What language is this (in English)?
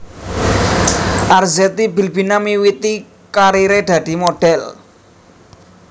Javanese